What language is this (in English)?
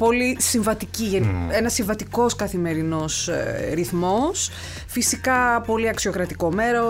Greek